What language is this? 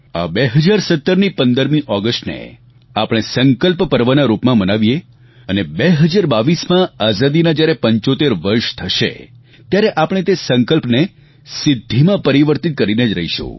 Gujarati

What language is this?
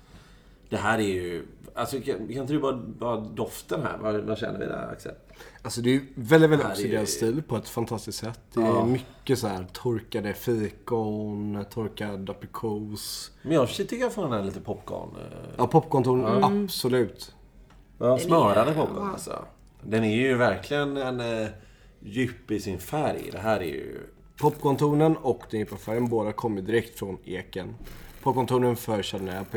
Swedish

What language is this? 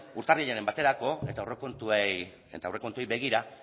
Basque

